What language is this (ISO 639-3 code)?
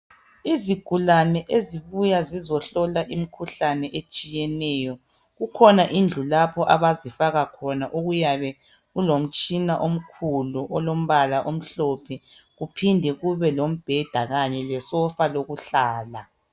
nde